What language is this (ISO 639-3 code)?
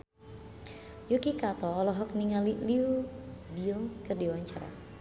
sun